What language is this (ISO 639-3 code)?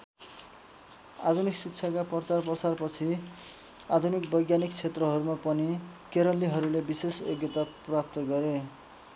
nep